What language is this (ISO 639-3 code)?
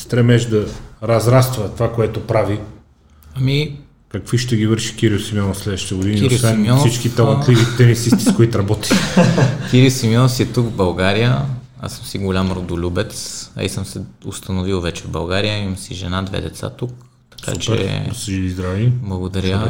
bul